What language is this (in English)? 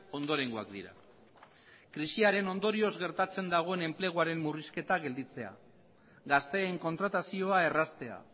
Basque